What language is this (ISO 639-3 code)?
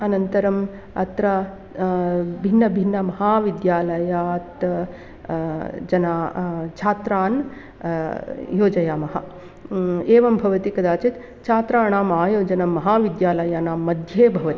san